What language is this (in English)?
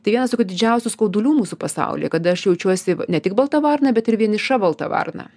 Lithuanian